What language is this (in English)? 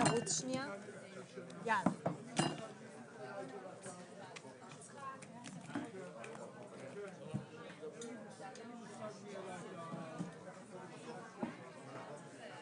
Hebrew